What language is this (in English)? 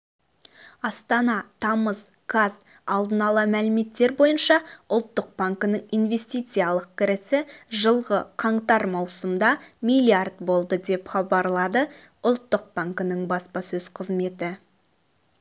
Kazakh